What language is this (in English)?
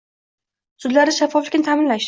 Uzbek